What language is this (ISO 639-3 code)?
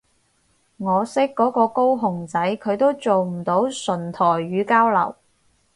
yue